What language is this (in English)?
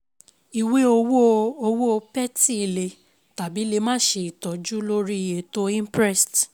Yoruba